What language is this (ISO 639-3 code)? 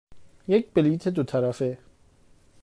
fas